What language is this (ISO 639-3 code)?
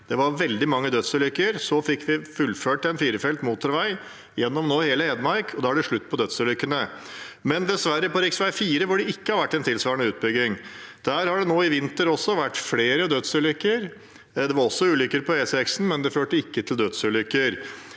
nor